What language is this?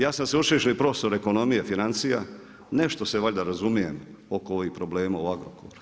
Croatian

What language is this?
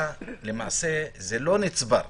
Hebrew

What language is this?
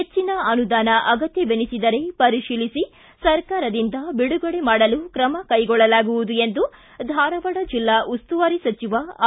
Kannada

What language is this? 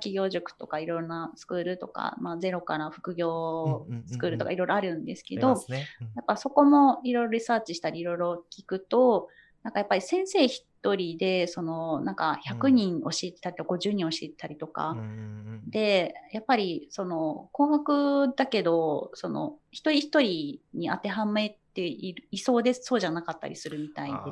Japanese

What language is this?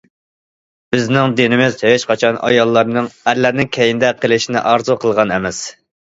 Uyghur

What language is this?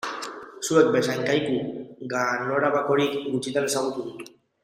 Basque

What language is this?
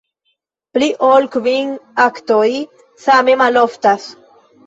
Esperanto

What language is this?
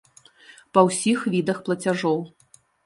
Belarusian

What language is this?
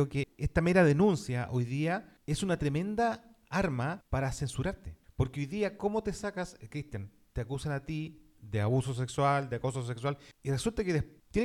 Spanish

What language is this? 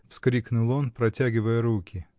Russian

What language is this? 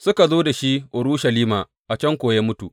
Hausa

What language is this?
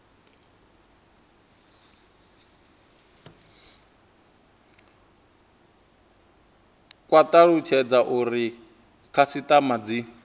Venda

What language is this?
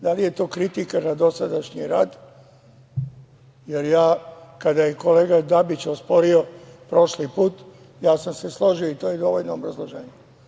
Serbian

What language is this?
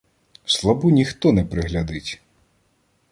Ukrainian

